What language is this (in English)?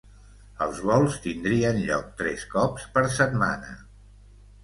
Catalan